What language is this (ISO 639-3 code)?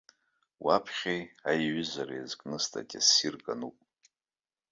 abk